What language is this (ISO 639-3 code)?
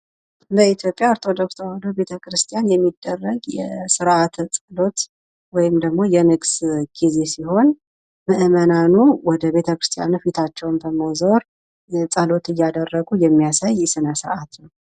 amh